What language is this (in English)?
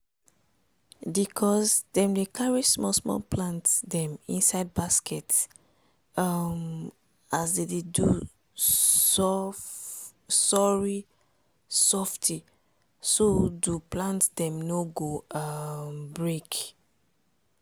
Nigerian Pidgin